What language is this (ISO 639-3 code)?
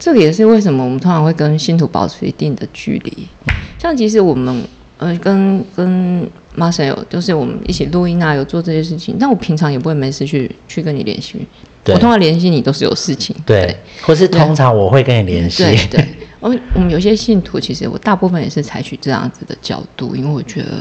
zho